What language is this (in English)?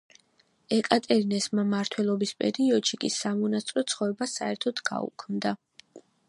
Georgian